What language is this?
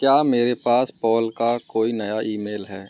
Hindi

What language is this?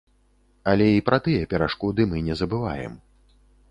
Belarusian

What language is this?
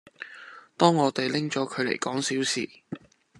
Cantonese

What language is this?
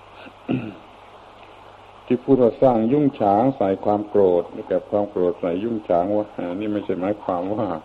Thai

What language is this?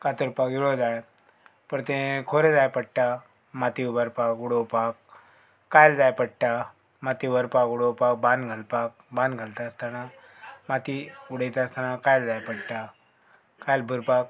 Konkani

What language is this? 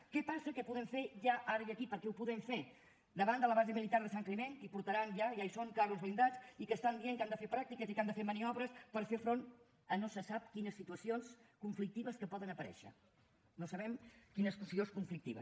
Catalan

